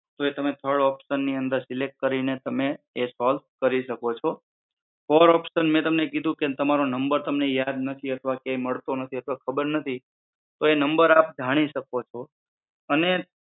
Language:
Gujarati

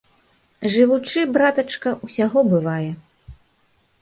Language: Belarusian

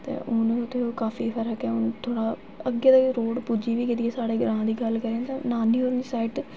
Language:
Dogri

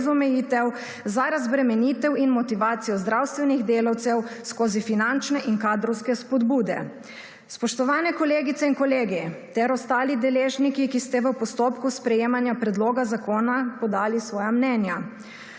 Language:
Slovenian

